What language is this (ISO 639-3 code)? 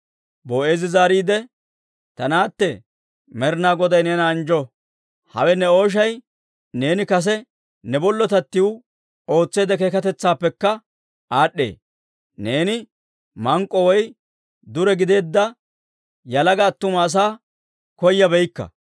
dwr